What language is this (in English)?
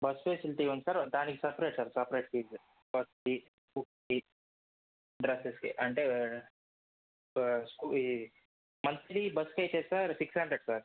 Telugu